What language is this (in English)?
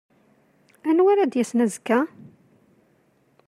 Kabyle